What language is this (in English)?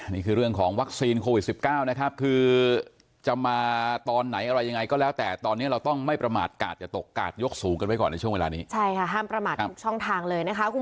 Thai